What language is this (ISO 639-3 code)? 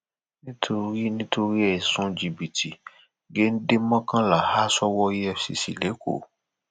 yor